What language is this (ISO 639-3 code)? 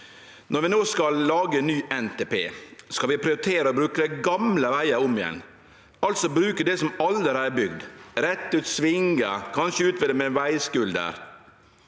nor